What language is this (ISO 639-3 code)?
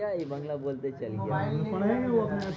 ben